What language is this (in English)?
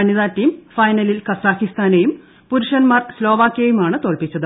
Malayalam